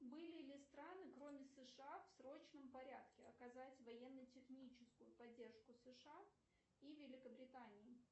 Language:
Russian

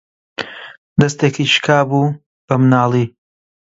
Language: Central Kurdish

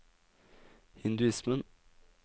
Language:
Norwegian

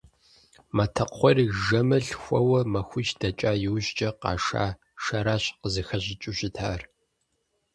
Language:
Kabardian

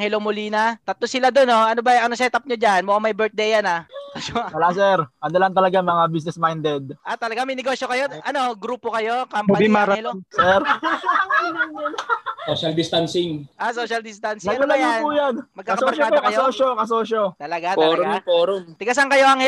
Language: Filipino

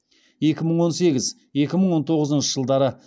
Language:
Kazakh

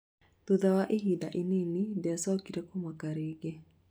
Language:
Kikuyu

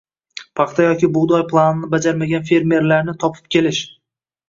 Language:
Uzbek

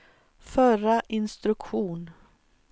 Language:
Swedish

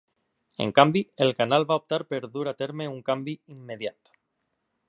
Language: Catalan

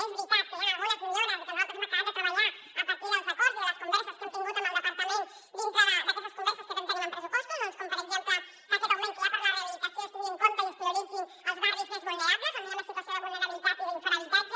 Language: Catalan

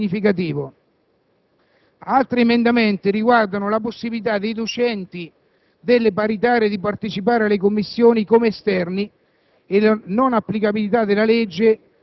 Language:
Italian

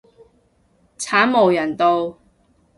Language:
Cantonese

